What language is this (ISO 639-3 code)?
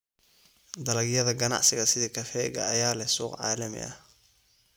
som